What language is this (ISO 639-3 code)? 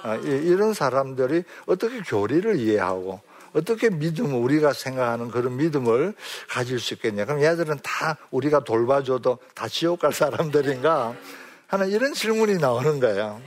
kor